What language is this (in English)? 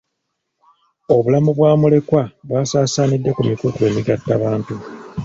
Ganda